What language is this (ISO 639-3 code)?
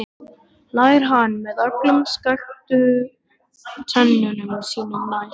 isl